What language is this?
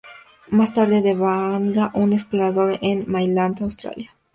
Spanish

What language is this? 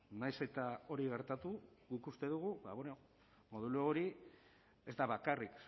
Basque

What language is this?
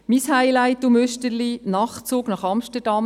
Swiss German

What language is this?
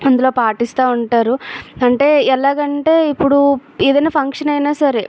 Telugu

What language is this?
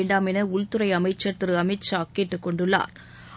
Tamil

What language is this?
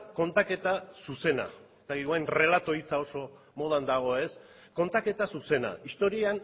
Basque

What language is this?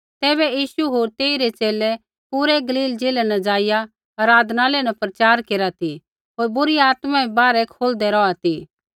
Kullu Pahari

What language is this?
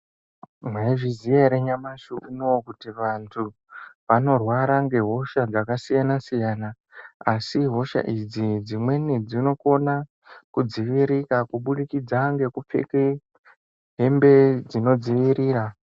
Ndau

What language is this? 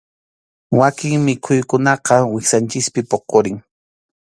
Arequipa-La Unión Quechua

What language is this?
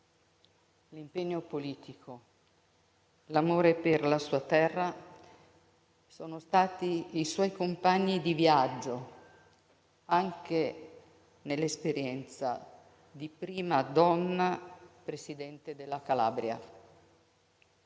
Italian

